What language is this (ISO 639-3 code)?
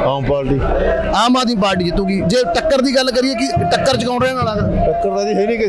pan